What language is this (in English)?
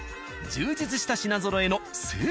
Japanese